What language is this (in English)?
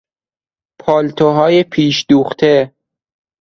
Persian